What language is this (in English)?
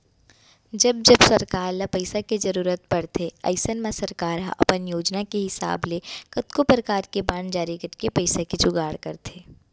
Chhattisgarhi